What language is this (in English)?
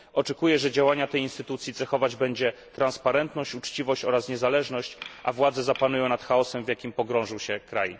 Polish